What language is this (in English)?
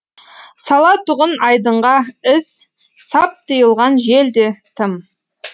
Kazakh